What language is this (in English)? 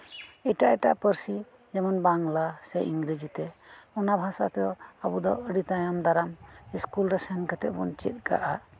Santali